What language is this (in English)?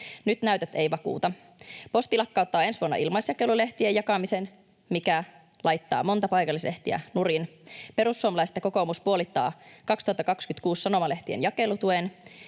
Finnish